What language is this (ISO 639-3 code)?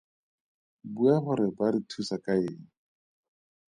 tsn